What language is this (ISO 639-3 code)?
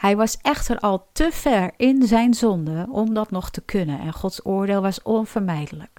nld